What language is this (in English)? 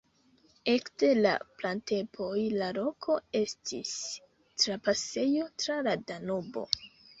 Esperanto